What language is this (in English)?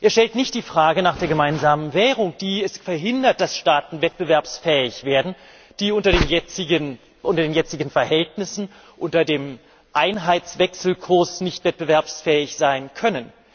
German